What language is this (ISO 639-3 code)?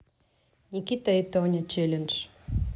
rus